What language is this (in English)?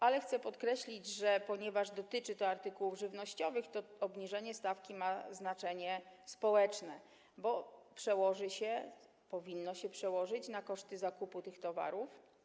Polish